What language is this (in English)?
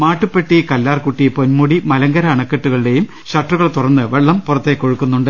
Malayalam